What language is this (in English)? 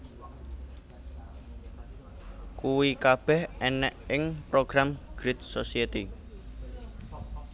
Javanese